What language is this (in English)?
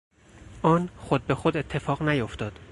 Persian